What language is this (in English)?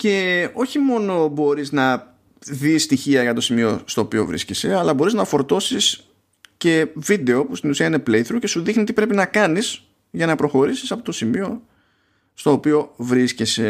Greek